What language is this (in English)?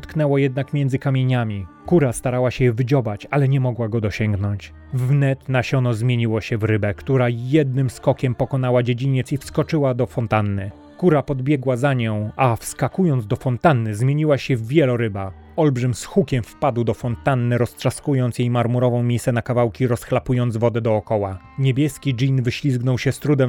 Polish